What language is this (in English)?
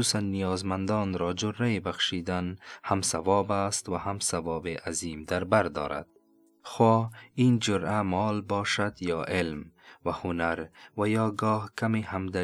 Persian